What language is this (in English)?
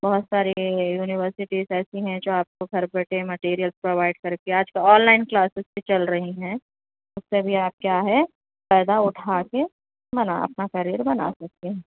Urdu